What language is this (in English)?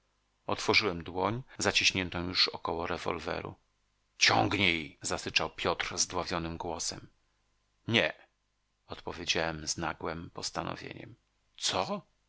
Polish